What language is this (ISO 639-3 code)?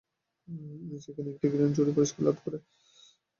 ben